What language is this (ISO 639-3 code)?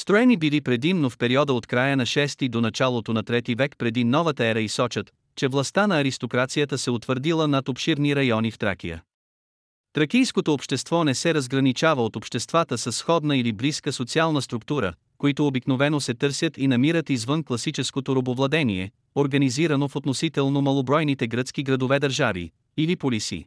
bul